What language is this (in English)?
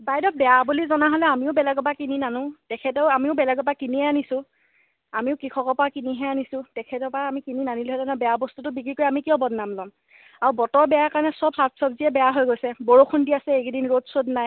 Assamese